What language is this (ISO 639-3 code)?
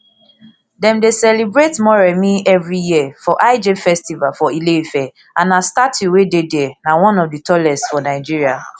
pcm